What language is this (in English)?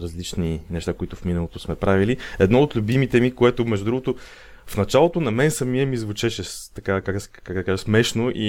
Bulgarian